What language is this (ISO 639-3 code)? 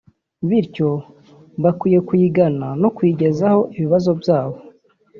kin